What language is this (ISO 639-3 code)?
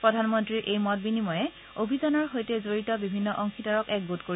asm